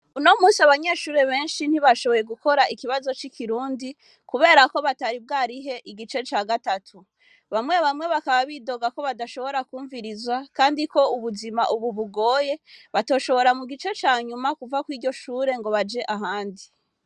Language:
Rundi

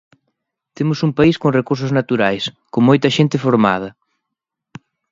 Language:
Galician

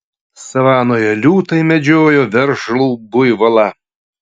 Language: Lithuanian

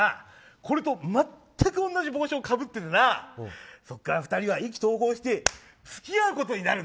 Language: Japanese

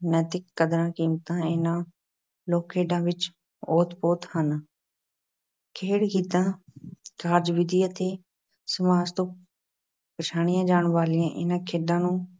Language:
Punjabi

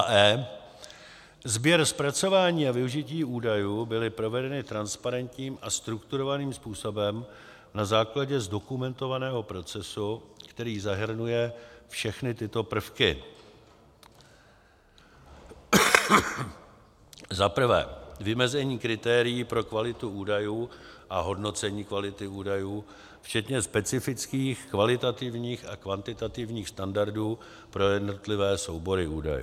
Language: Czech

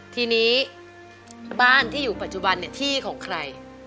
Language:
Thai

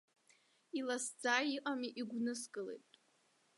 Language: Abkhazian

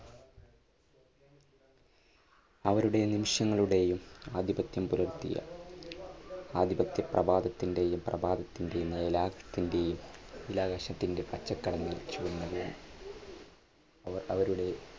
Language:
Malayalam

